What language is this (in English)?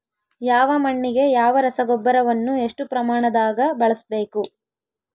Kannada